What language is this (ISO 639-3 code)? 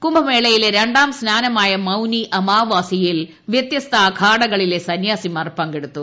mal